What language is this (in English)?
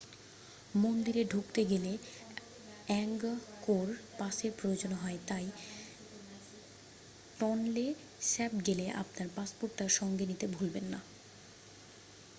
Bangla